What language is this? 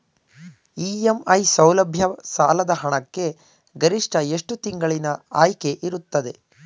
Kannada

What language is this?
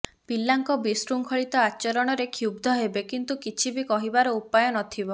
Odia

